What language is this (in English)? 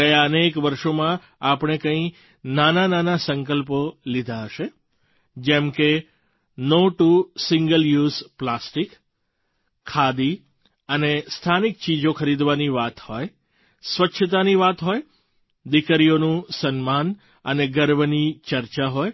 Gujarati